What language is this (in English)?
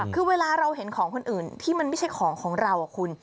Thai